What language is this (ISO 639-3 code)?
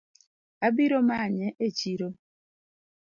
luo